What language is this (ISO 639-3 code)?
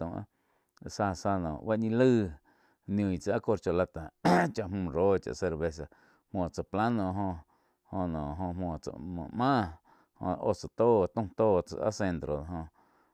chq